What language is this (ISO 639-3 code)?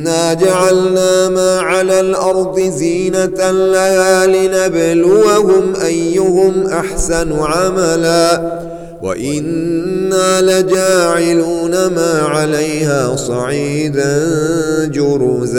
ara